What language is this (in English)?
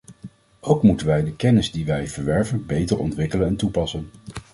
Dutch